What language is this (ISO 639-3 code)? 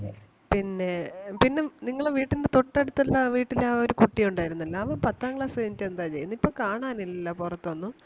mal